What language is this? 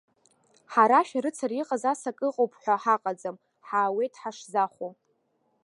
Abkhazian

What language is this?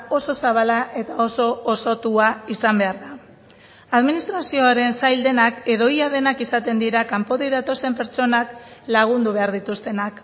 Basque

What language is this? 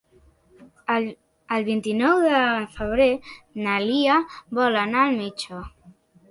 Catalan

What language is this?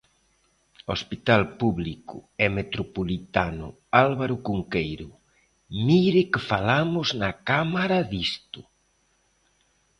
Galician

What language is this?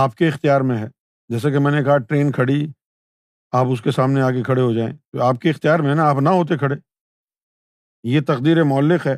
Urdu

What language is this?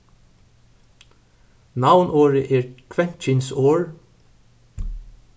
Faroese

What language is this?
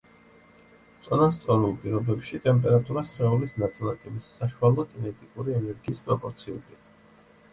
Georgian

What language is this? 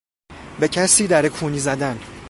Persian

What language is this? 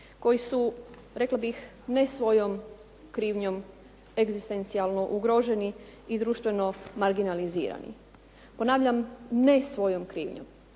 Croatian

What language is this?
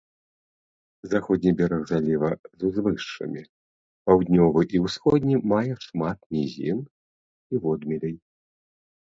Belarusian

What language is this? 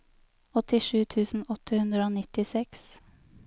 Norwegian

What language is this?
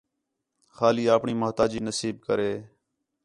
Khetrani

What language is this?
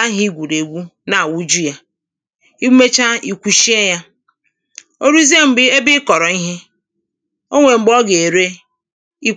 Igbo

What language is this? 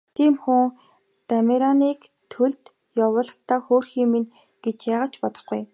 Mongolian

